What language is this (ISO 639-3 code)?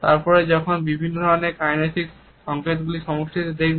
ben